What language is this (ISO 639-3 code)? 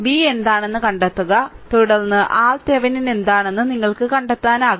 mal